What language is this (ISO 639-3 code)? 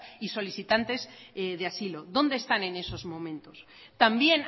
spa